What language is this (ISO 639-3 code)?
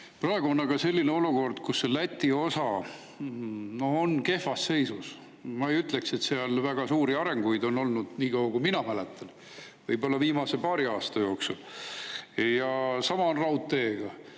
est